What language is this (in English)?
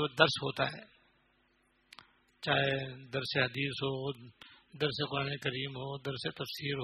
Urdu